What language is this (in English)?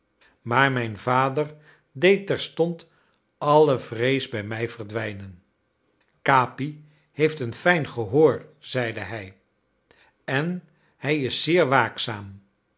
Dutch